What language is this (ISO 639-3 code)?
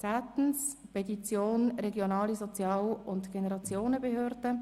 gsw